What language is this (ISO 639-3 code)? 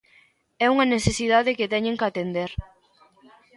glg